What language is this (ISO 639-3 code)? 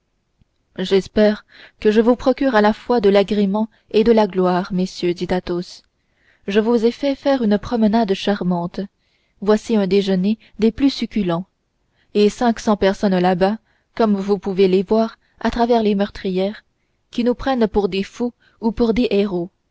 fra